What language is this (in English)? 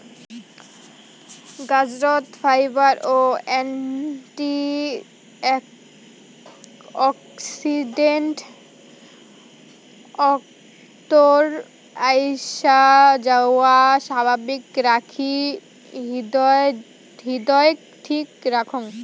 Bangla